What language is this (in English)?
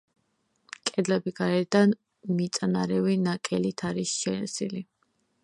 Georgian